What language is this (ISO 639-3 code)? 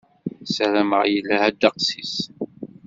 kab